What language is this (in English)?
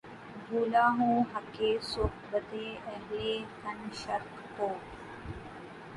Urdu